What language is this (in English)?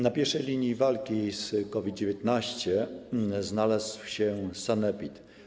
Polish